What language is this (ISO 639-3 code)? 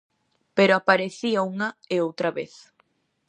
glg